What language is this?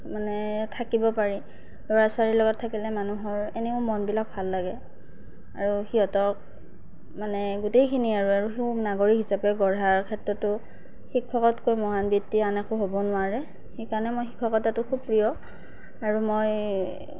Assamese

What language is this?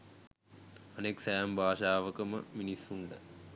Sinhala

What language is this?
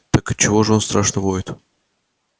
Russian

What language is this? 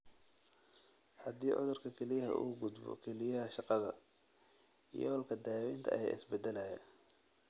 Somali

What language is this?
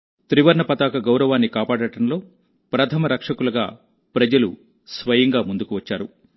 Telugu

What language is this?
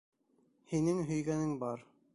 Bashkir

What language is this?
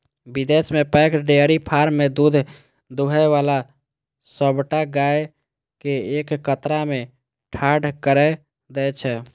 Maithili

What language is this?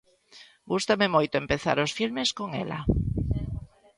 Galician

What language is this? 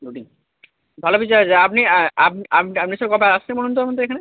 Bangla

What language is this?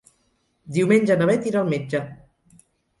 Catalan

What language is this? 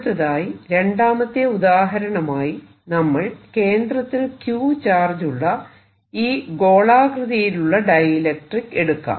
Malayalam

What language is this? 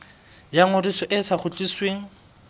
Southern Sotho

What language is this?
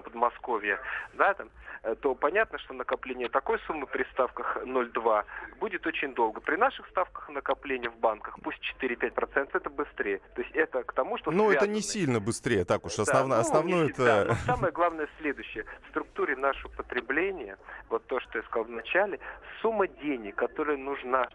Russian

